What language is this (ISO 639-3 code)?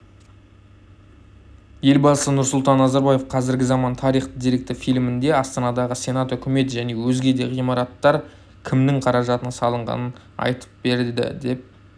kaz